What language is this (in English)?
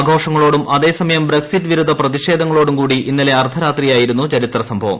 Malayalam